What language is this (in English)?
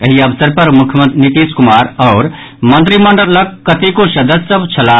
Maithili